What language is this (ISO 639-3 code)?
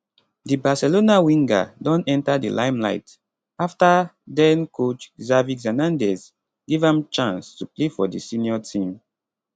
pcm